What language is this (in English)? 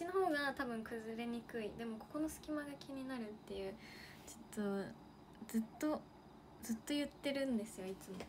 Japanese